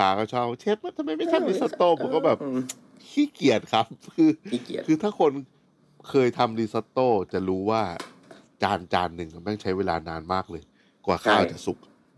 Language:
Thai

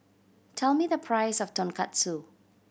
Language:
English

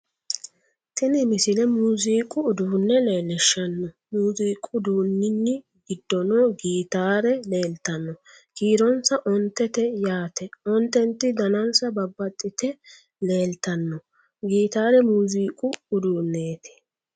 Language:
Sidamo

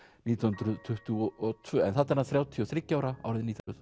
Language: Icelandic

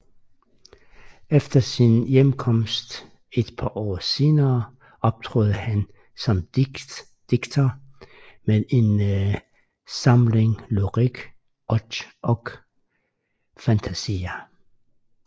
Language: Danish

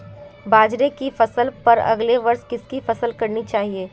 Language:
Hindi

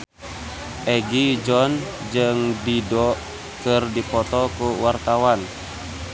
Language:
Sundanese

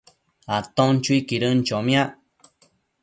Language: Matsés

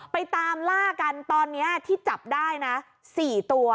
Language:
Thai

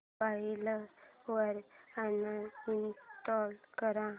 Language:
Marathi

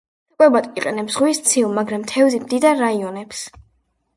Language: Georgian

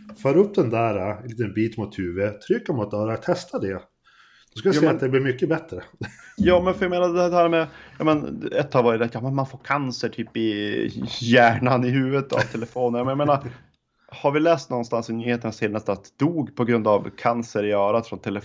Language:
Swedish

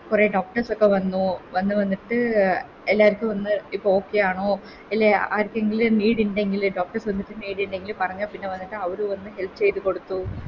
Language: Malayalam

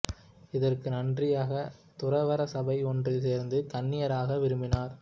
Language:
Tamil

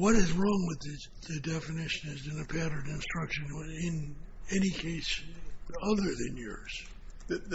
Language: English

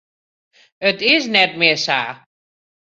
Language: Western Frisian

